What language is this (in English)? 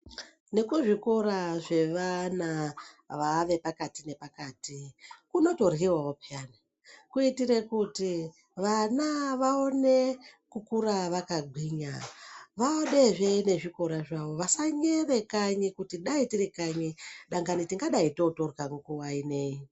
Ndau